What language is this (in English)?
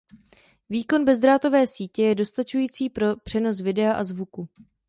Czech